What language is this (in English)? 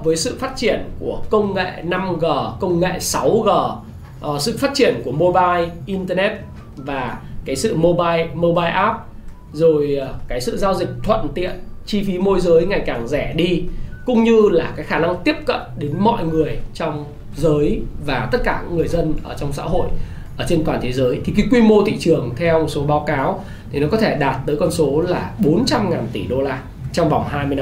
Vietnamese